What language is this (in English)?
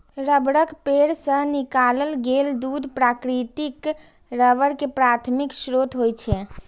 Maithili